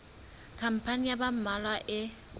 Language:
Southern Sotho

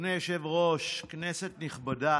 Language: Hebrew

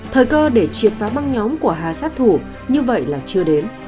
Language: Vietnamese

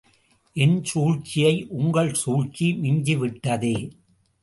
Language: Tamil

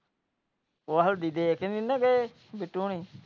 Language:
Punjabi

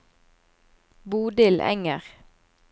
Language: Norwegian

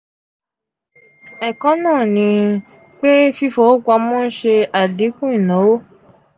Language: Yoruba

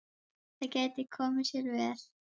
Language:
Icelandic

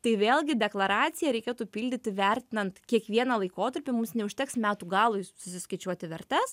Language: Lithuanian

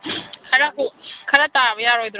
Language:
Manipuri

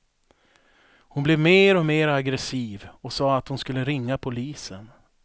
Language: Swedish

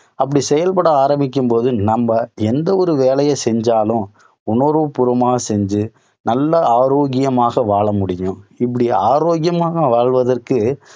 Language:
Tamil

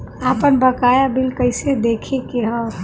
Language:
Bhojpuri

